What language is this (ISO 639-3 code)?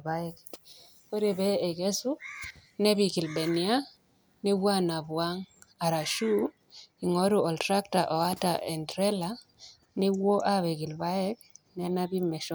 mas